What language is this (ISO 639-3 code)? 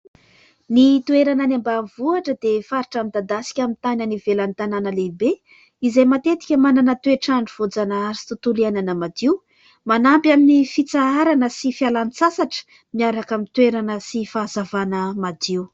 mlg